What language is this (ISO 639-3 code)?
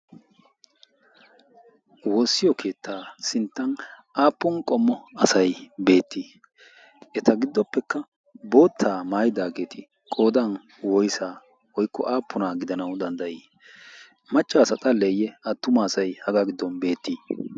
wal